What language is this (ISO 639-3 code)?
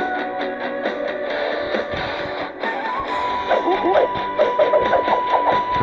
rus